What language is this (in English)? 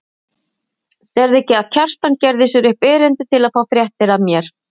Icelandic